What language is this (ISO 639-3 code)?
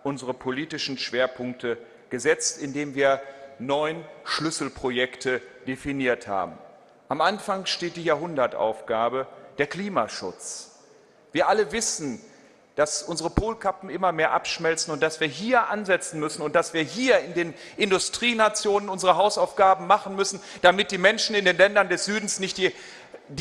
deu